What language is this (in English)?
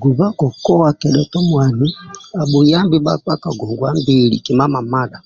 Amba (Uganda)